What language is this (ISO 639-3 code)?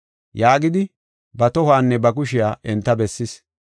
gof